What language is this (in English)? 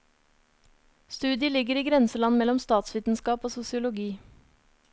Norwegian